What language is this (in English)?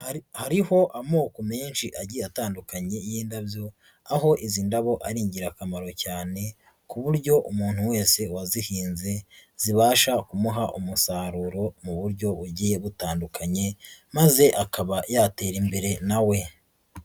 Kinyarwanda